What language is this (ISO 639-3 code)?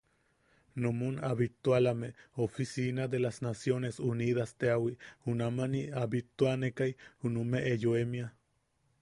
yaq